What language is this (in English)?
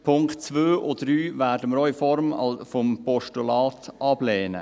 Swiss German